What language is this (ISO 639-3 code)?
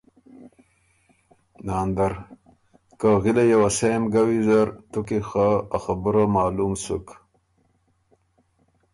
oru